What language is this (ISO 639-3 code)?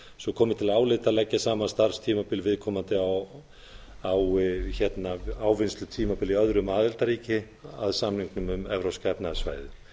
isl